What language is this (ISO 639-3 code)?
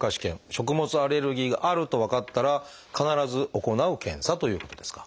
jpn